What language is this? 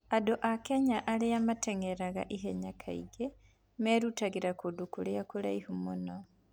Kikuyu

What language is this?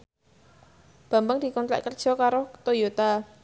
Javanese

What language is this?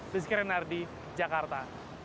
Indonesian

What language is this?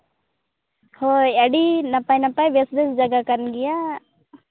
Santali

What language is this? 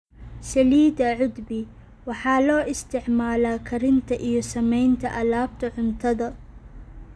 Somali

